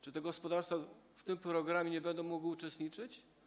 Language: Polish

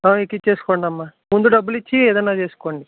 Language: Telugu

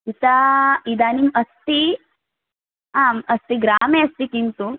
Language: Sanskrit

